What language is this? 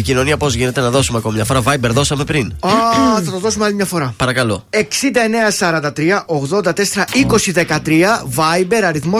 Greek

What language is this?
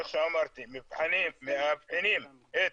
Hebrew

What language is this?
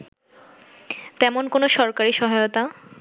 Bangla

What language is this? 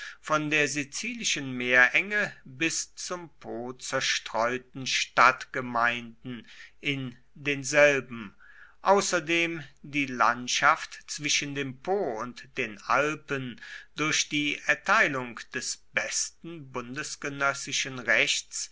German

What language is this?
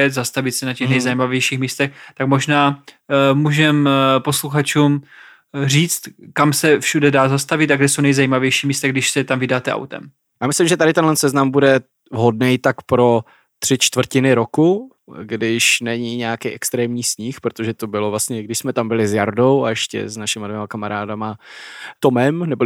Czech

